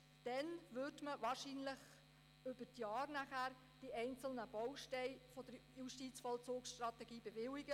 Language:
Swiss German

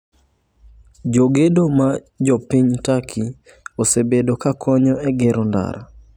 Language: Luo (Kenya and Tanzania)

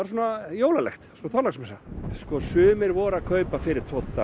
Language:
Icelandic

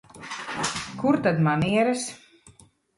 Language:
Latvian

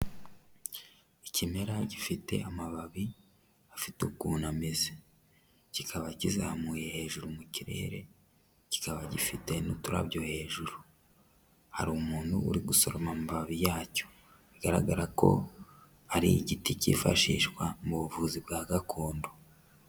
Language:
Kinyarwanda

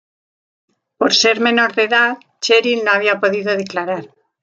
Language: Spanish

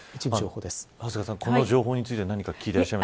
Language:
Japanese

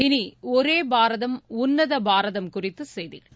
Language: Tamil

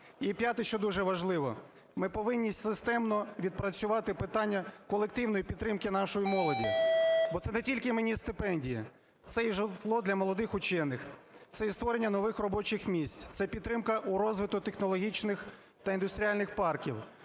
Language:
Ukrainian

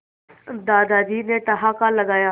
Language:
Hindi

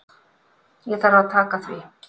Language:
Icelandic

